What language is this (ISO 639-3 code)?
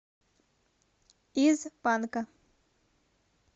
rus